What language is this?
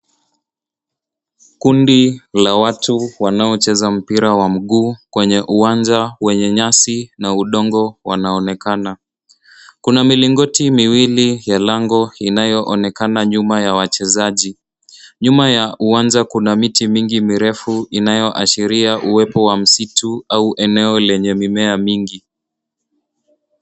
Swahili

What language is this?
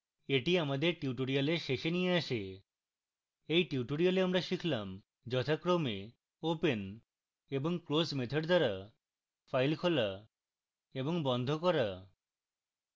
Bangla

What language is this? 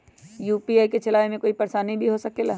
Magahi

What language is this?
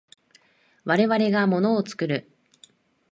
Japanese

